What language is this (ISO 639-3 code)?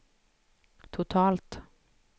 swe